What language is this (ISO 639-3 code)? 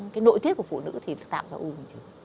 vie